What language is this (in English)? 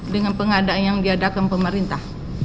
Indonesian